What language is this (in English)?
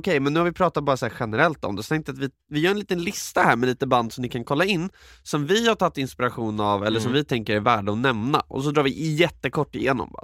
Swedish